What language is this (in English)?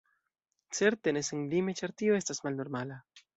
Esperanto